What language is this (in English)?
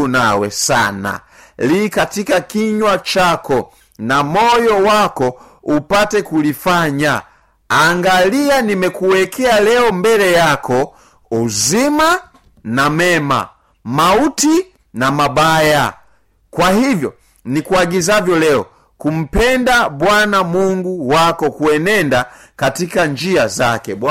Swahili